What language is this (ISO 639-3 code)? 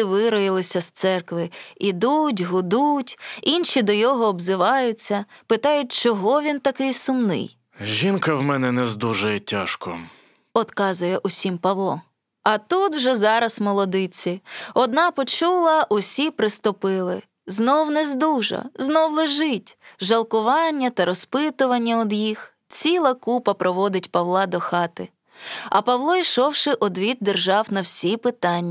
ukr